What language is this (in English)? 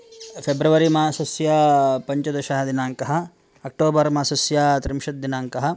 Sanskrit